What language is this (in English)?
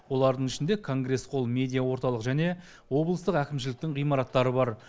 Kazakh